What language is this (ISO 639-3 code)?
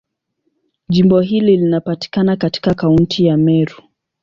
swa